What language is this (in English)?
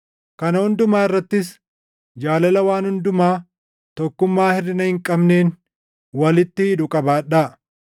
Oromo